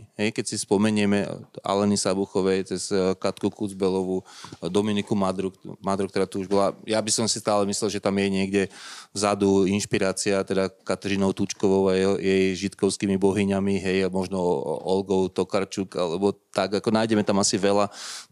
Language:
Slovak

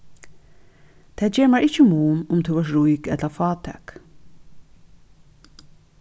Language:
Faroese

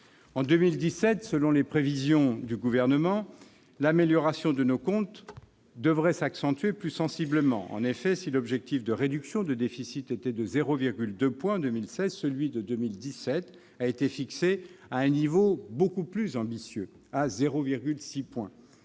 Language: French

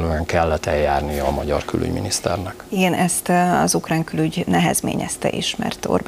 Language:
Hungarian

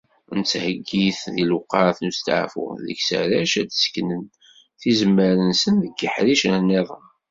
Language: Kabyle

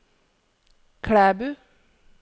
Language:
Norwegian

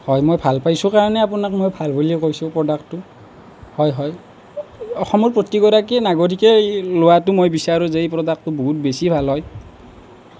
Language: Assamese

